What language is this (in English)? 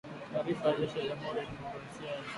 Swahili